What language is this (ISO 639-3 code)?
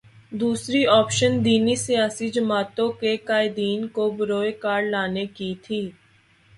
urd